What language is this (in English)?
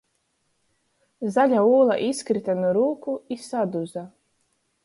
Latgalian